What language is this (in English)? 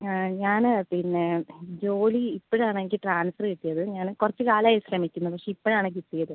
Malayalam